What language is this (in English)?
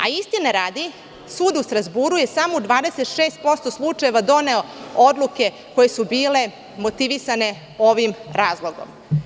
Serbian